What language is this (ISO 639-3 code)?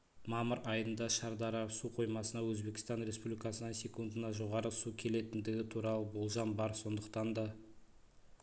kaz